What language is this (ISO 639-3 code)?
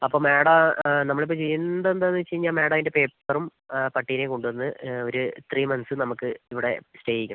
mal